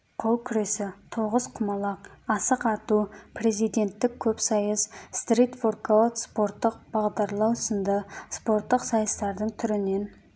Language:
Kazakh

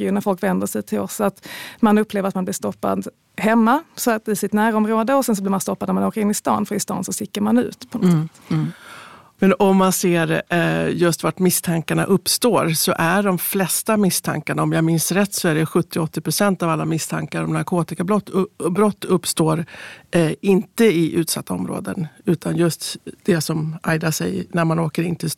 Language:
Swedish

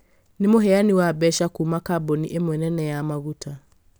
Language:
Kikuyu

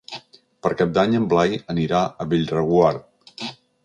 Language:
Catalan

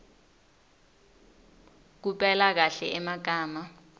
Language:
Swati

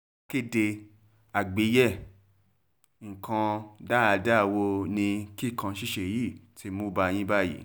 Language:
Yoruba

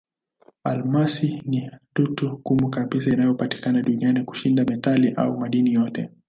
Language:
Swahili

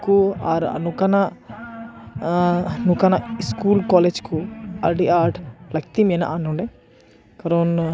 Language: Santali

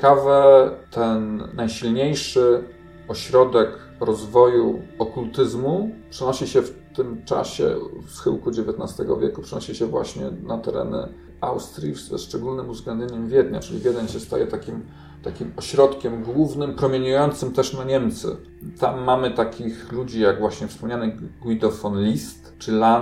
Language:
Polish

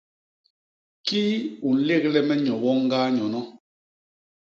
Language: Basaa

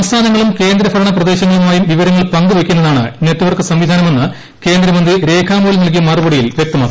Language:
Malayalam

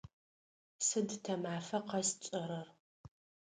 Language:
Adyghe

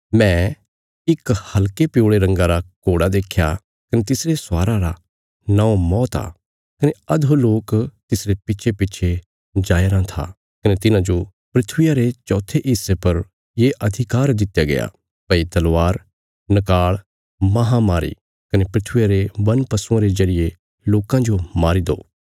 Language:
Bilaspuri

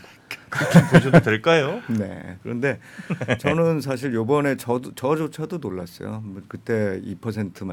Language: Korean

